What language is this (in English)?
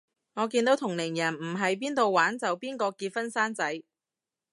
Cantonese